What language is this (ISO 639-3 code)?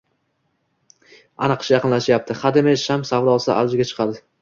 uzb